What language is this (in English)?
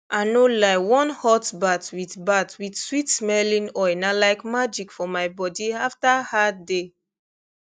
Nigerian Pidgin